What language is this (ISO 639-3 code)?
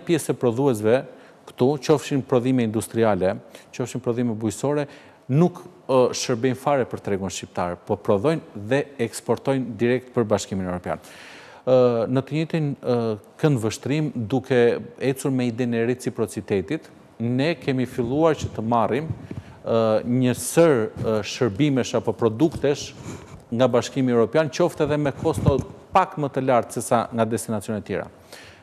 ron